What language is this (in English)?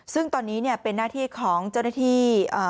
Thai